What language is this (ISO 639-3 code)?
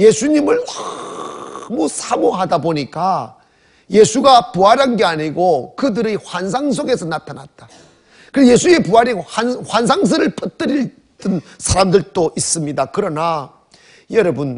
kor